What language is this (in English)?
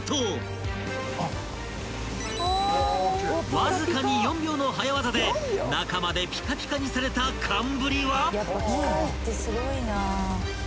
Japanese